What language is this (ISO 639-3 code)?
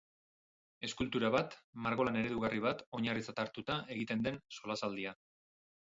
eus